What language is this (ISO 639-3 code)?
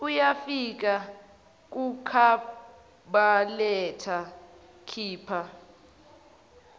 zul